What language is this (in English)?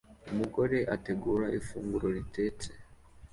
Kinyarwanda